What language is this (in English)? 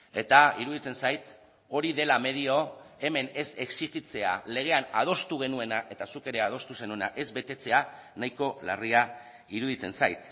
Basque